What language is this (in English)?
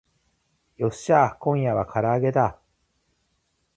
Japanese